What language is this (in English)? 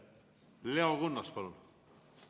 Estonian